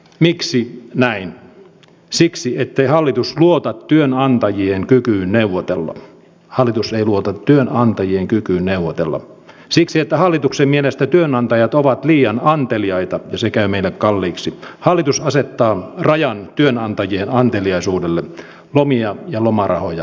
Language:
Finnish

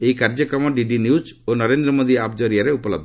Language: Odia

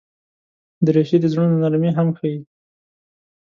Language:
Pashto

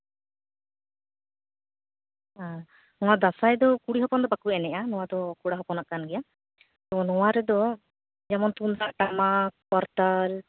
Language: Santali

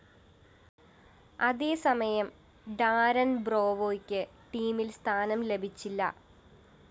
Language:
Malayalam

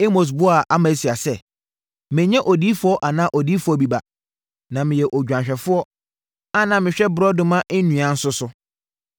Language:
Akan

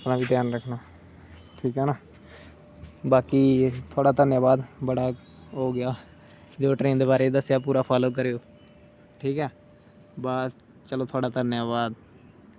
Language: Dogri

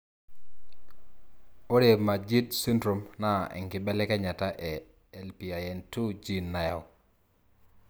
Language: Masai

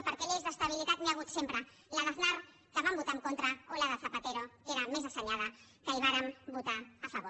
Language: Catalan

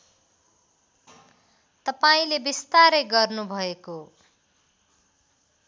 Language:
Nepali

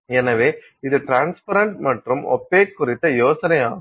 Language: Tamil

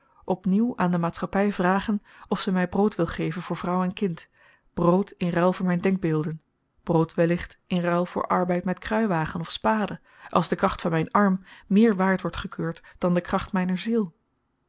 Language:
Dutch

